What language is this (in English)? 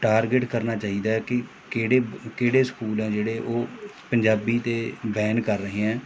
Punjabi